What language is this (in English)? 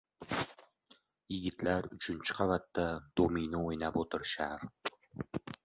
Uzbek